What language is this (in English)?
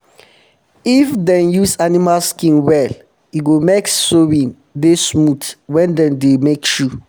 Nigerian Pidgin